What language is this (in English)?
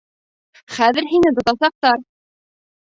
Bashkir